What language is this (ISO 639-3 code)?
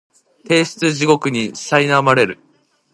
jpn